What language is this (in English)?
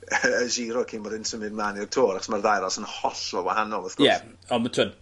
Welsh